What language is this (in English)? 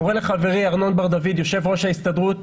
Hebrew